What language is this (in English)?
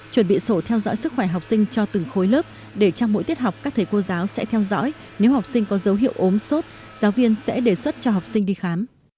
Vietnamese